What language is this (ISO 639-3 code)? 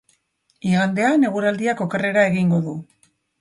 eus